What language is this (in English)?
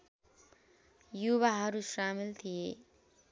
Nepali